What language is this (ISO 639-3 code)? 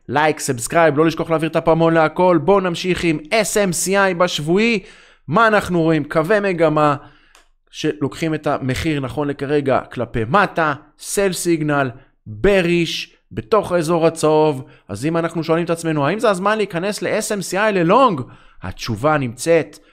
heb